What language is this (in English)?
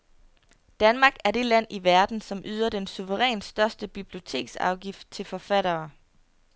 Danish